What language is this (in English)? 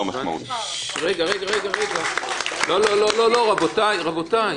Hebrew